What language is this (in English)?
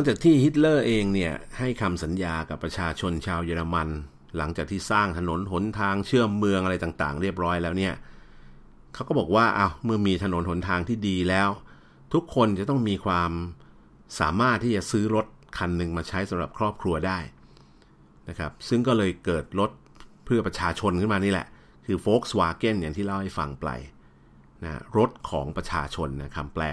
Thai